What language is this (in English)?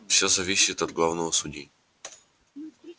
Russian